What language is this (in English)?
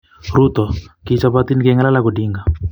Kalenjin